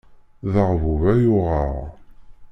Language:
Kabyle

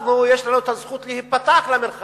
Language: Hebrew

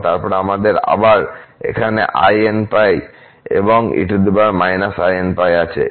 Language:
Bangla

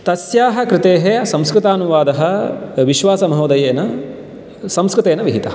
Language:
Sanskrit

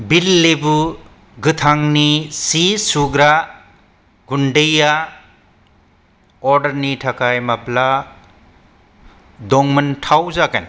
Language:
Bodo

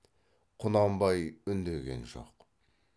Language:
Kazakh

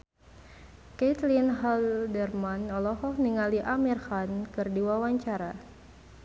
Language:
Sundanese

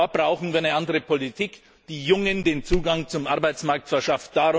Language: German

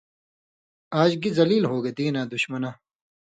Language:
Indus Kohistani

